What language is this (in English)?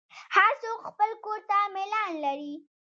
Pashto